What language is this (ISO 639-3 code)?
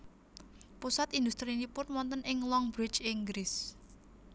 jav